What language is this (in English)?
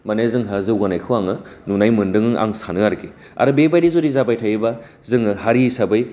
Bodo